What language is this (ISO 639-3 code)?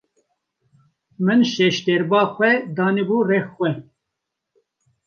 kur